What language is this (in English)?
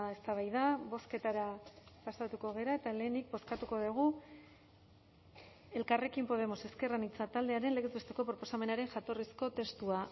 Basque